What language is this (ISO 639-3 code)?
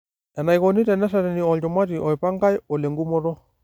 mas